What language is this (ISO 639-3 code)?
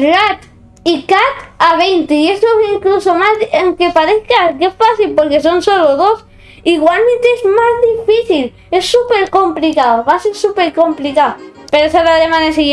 spa